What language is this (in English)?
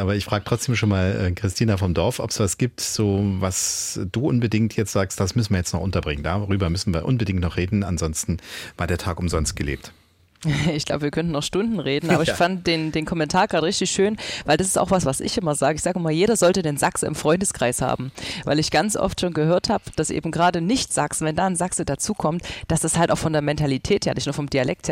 German